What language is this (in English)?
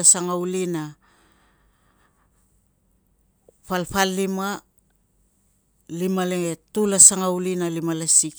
Tungag